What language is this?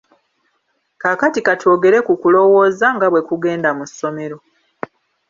Ganda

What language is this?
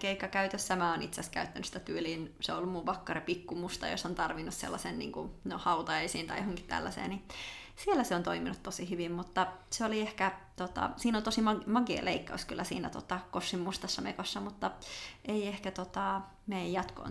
Finnish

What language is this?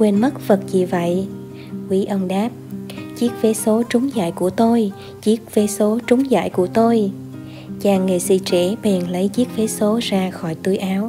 Vietnamese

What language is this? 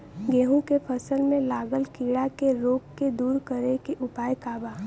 Bhojpuri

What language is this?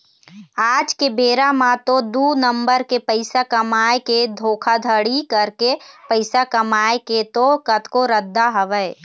Chhattisgarhi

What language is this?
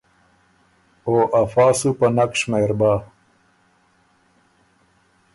Ormuri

